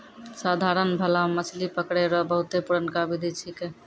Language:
Maithili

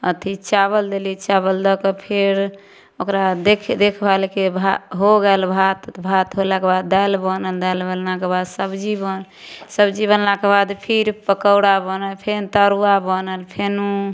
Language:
Maithili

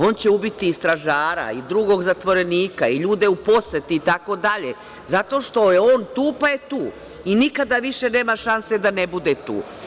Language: Serbian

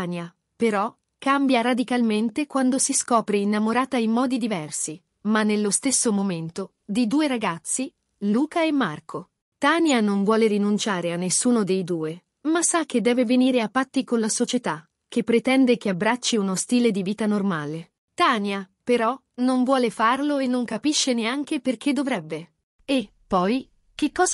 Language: Italian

